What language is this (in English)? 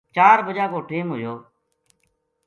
Gujari